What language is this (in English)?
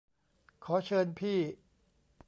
Thai